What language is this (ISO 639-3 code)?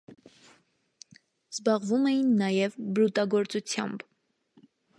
hye